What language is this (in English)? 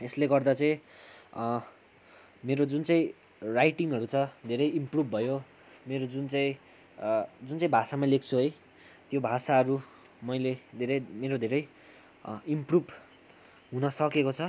Nepali